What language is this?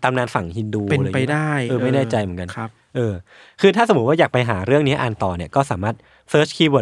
Thai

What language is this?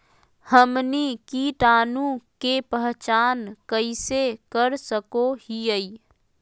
Magahi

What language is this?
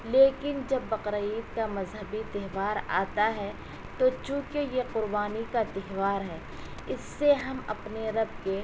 Urdu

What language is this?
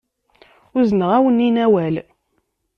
Kabyle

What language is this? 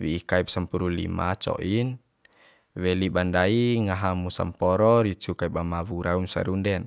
Bima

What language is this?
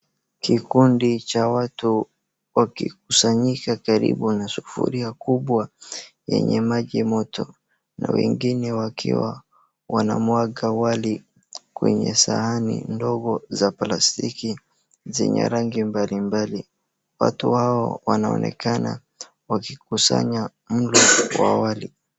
Swahili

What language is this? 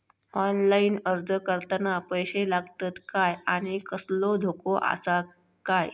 Marathi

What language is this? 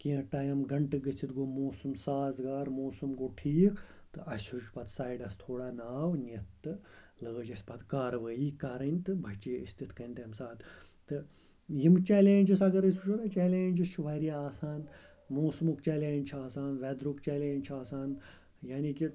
Kashmiri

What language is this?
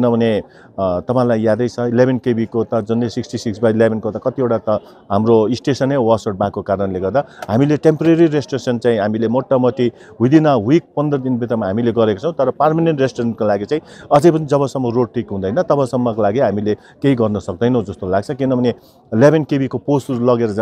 Hindi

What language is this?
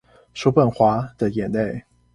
Chinese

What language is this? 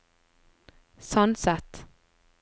Norwegian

